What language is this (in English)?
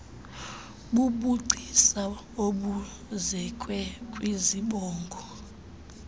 Xhosa